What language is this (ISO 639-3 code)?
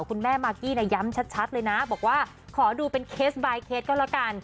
tha